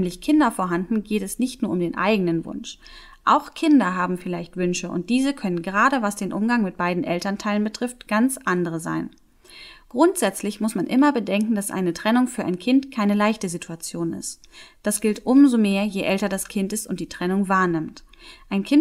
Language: German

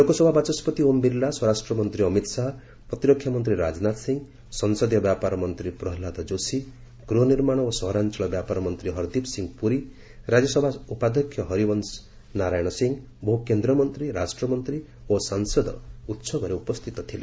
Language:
Odia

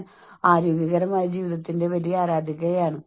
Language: Malayalam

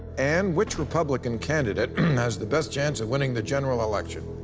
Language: English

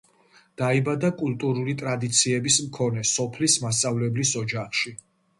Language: Georgian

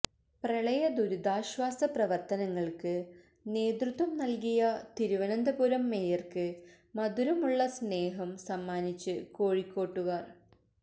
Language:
Malayalam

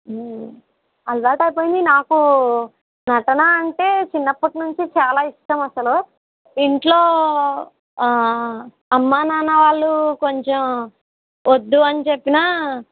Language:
Telugu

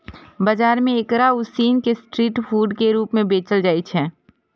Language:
Maithili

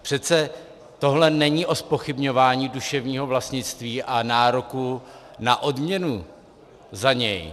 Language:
Czech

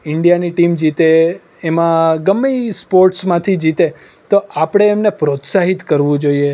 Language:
Gujarati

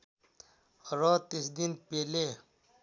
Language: Nepali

